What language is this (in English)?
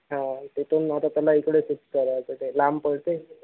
Marathi